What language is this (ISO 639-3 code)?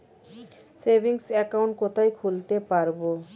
ben